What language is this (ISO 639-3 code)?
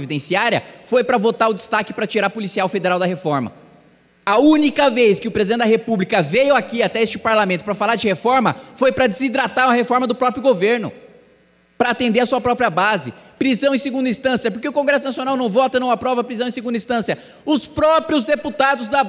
por